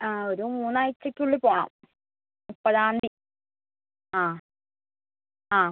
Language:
Malayalam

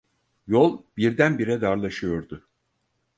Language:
Turkish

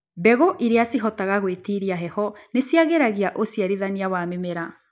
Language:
Kikuyu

